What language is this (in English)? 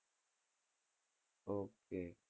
Gujarati